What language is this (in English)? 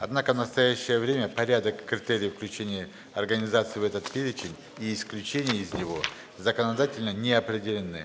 Russian